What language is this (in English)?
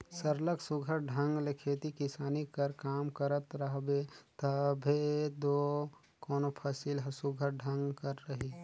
Chhattisgarhi